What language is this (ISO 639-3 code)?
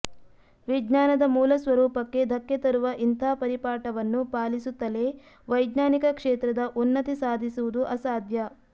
kan